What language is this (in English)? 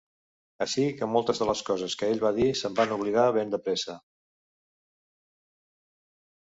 Catalan